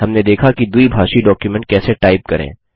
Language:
Hindi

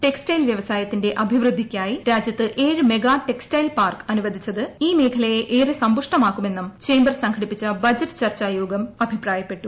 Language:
Malayalam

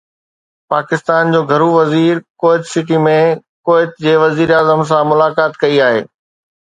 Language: Sindhi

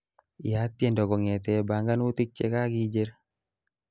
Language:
Kalenjin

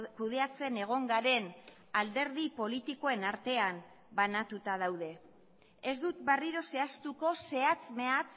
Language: Basque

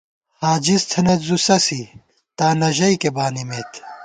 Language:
Gawar-Bati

